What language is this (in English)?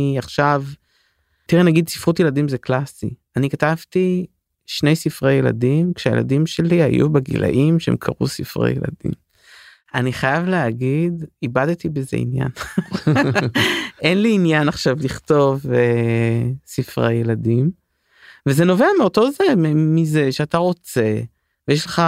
Hebrew